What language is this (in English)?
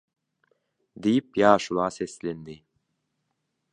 Turkmen